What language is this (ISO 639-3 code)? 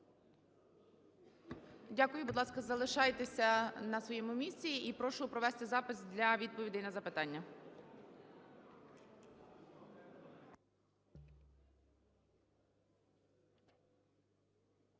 ukr